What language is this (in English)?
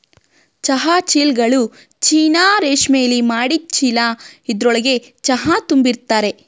Kannada